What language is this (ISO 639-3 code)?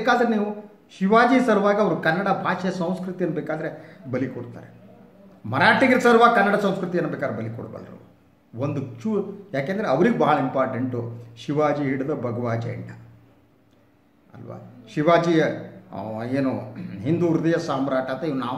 kan